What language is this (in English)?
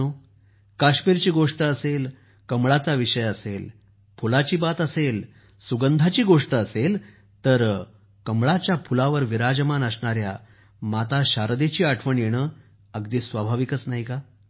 Marathi